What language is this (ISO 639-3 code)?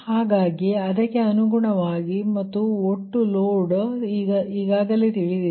kan